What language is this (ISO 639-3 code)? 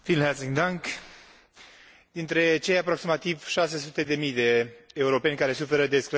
ron